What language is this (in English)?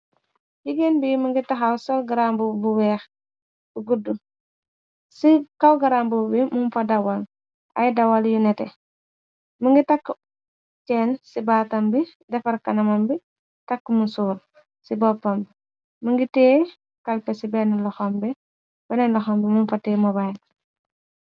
Wolof